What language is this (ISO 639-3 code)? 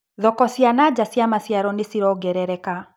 kik